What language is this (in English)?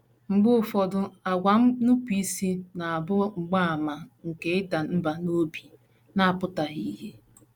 Igbo